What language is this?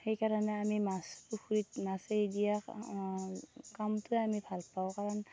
Assamese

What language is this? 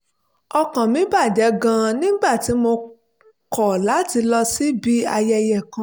Yoruba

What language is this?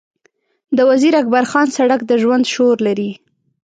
Pashto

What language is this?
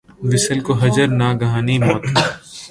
Urdu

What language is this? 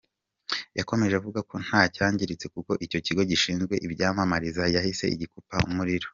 Kinyarwanda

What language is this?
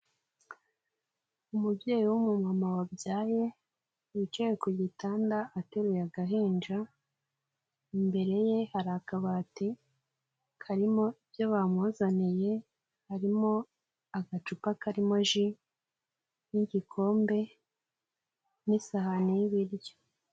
Kinyarwanda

